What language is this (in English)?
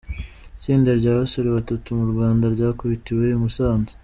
Kinyarwanda